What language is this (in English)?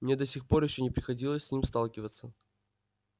Russian